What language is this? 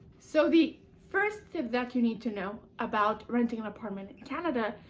English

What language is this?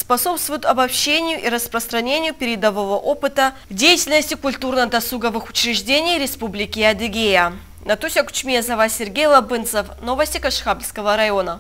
Russian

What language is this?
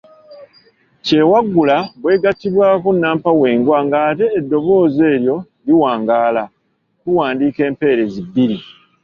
Ganda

